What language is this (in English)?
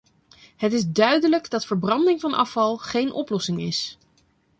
Dutch